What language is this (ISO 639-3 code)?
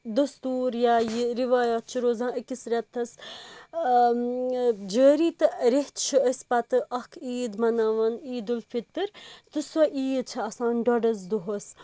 kas